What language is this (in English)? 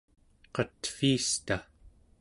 Central Yupik